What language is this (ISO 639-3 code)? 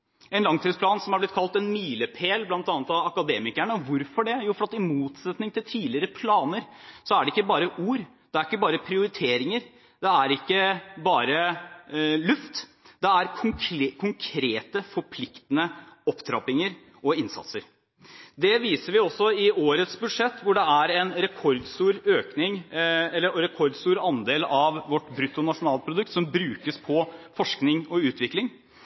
nob